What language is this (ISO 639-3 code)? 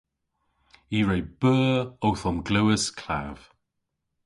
cor